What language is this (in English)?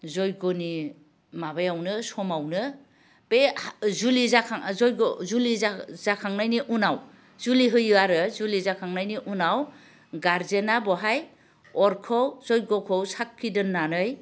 Bodo